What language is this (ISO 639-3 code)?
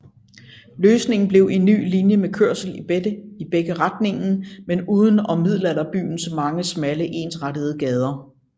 dan